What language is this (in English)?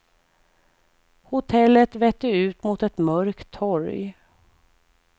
Swedish